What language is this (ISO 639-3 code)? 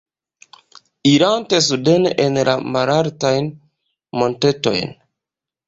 epo